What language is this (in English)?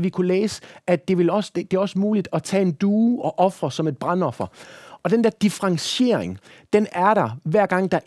Danish